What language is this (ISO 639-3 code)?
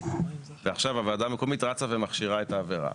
heb